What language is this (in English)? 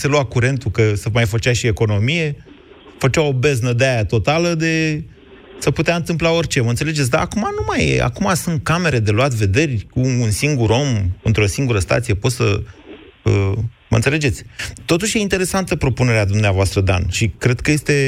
Romanian